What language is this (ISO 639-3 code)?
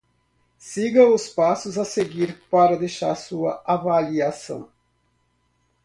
por